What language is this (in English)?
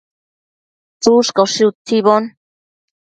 Matsés